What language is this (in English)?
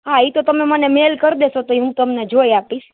Gujarati